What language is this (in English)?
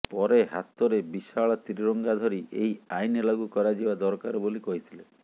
Odia